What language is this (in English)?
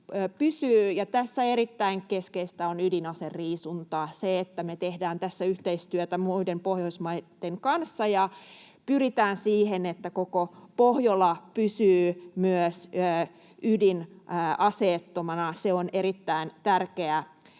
Finnish